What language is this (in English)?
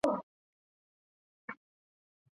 Chinese